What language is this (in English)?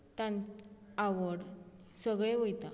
Konkani